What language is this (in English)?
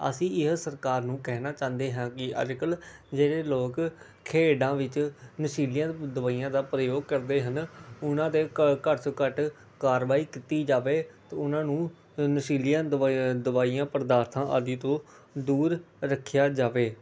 Punjabi